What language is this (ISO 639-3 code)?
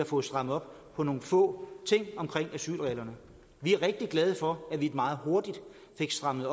dan